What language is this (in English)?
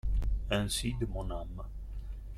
French